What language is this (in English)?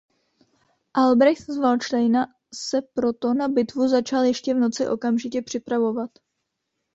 Czech